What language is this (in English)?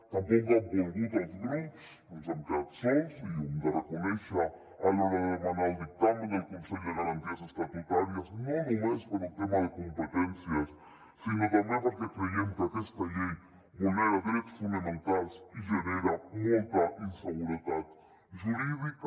Catalan